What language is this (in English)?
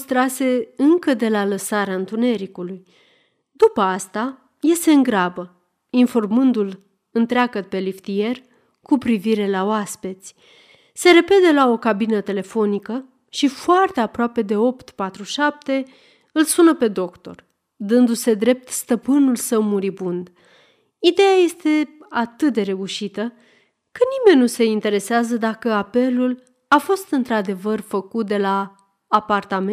Romanian